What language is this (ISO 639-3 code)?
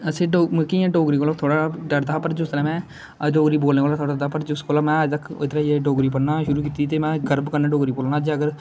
doi